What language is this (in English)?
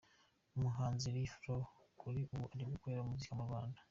Kinyarwanda